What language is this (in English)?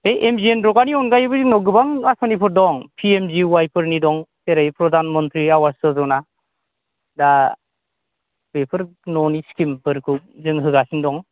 Bodo